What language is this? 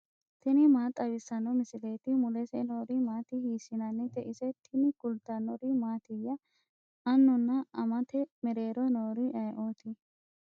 Sidamo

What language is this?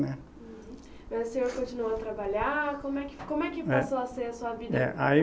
Portuguese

